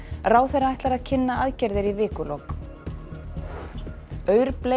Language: Icelandic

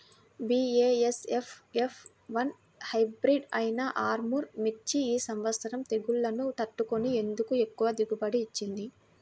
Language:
Telugu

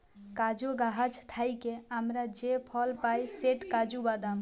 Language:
Bangla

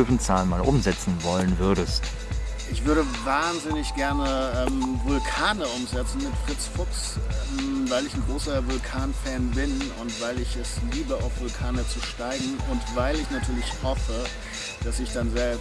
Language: German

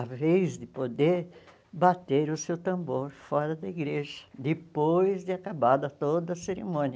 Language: Portuguese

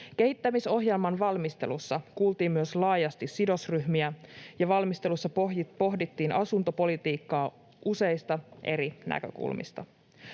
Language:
Finnish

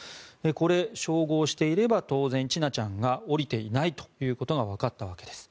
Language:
Japanese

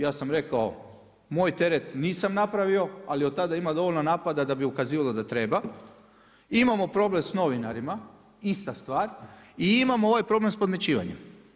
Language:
Croatian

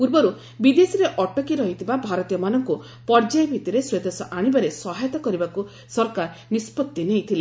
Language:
Odia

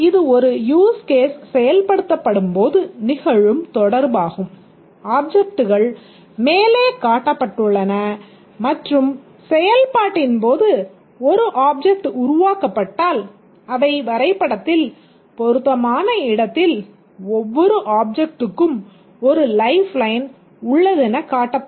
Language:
Tamil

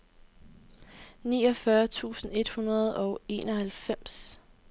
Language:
Danish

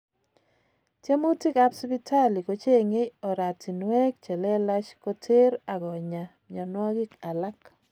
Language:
Kalenjin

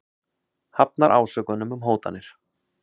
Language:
Icelandic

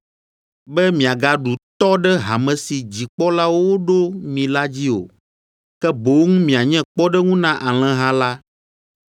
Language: Ewe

